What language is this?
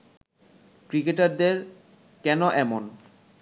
Bangla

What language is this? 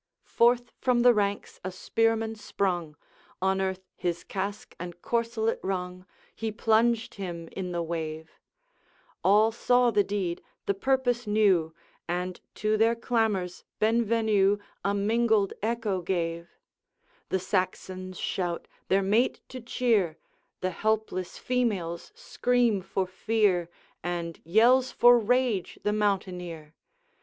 English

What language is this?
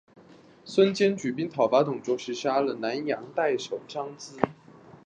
Chinese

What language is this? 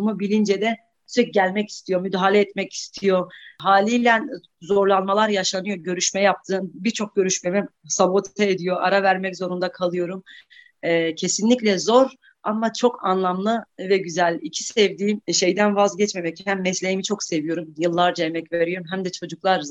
Turkish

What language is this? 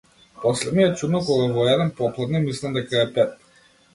Macedonian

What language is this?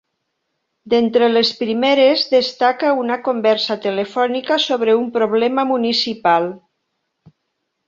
Catalan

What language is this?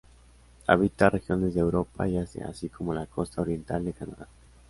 Spanish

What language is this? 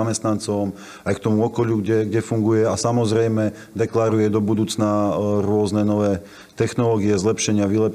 Slovak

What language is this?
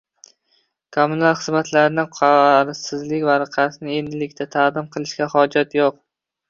Uzbek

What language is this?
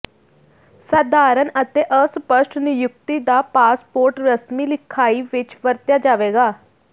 Punjabi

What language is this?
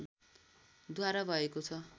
Nepali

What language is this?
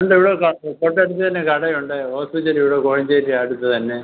Malayalam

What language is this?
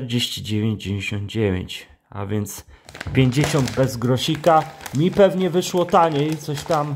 Polish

